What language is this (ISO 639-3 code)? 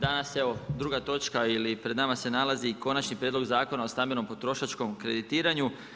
hrv